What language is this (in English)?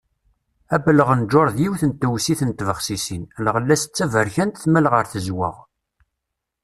Kabyle